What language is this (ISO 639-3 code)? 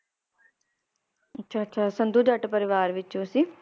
pan